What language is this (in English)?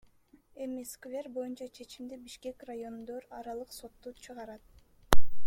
Kyrgyz